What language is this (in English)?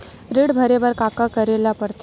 Chhattisgarhi